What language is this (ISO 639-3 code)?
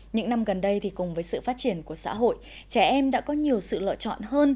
vie